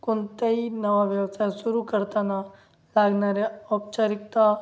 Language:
Marathi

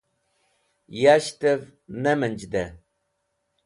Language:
Wakhi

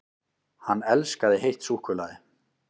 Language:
Icelandic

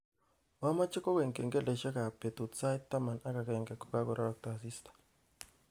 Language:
Kalenjin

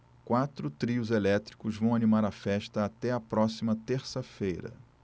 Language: Portuguese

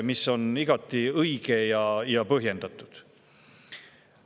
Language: Estonian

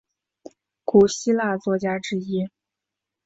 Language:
Chinese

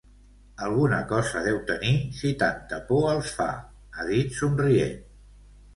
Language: Catalan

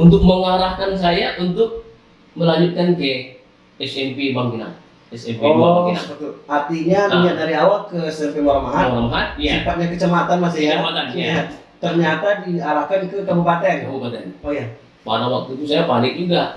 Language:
Indonesian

